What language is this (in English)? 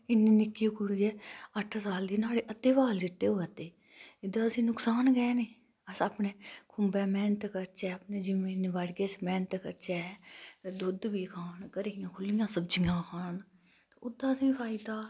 Dogri